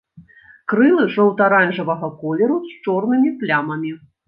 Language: Belarusian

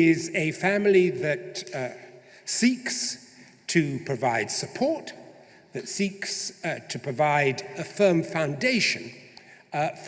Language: English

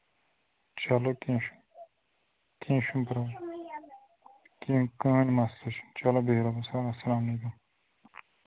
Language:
Kashmiri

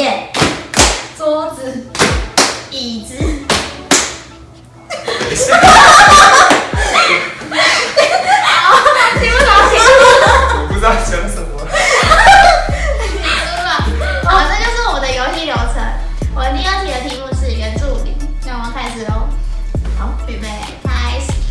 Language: Chinese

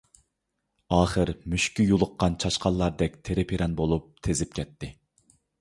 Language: Uyghur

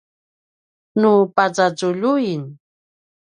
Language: Paiwan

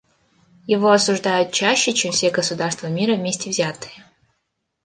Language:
Russian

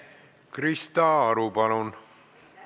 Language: Estonian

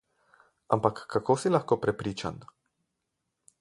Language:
Slovenian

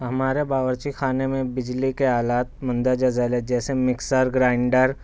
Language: Urdu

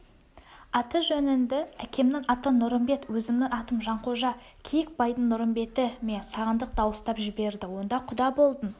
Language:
Kazakh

